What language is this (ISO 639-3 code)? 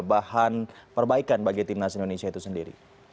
ind